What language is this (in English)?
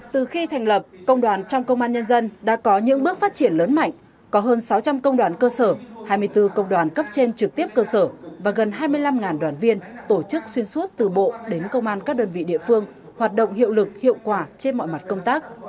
Vietnamese